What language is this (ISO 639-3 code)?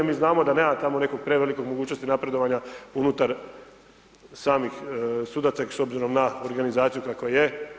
hrv